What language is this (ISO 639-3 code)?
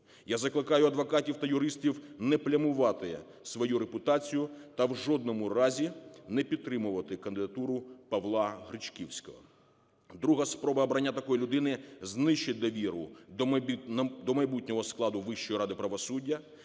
ukr